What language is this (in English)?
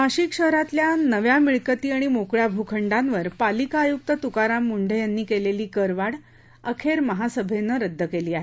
Marathi